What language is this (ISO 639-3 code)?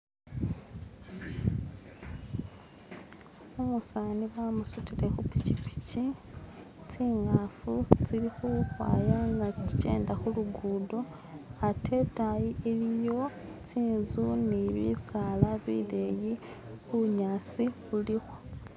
myx